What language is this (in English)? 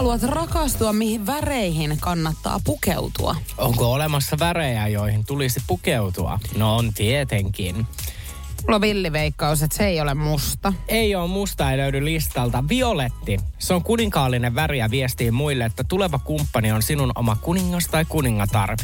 Finnish